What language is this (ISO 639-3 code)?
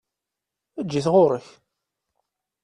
kab